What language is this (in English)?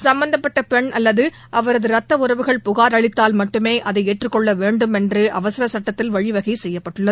Tamil